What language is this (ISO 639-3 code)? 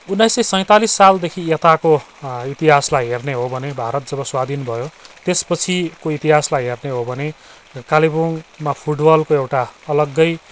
nep